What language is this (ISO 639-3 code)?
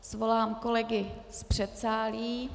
ces